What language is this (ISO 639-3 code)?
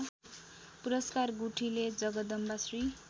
nep